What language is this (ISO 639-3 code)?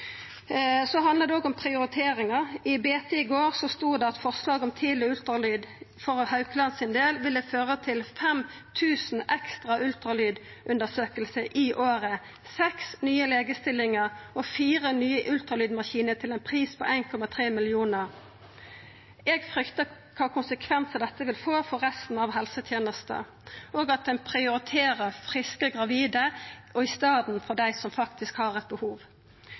nno